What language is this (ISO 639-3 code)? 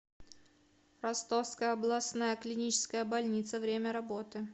rus